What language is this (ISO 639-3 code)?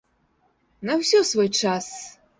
bel